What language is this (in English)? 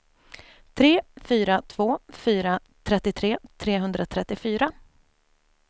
Swedish